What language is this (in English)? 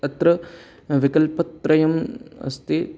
Sanskrit